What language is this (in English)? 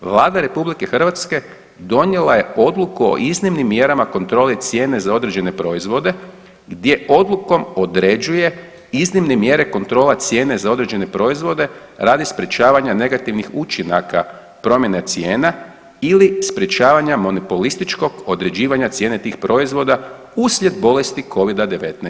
Croatian